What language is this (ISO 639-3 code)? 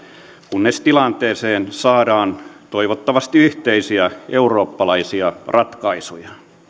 fin